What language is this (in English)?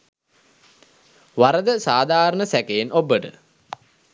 Sinhala